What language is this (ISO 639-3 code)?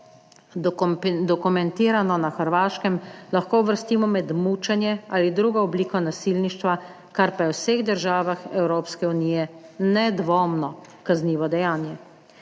slv